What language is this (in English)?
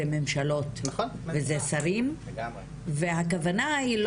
Hebrew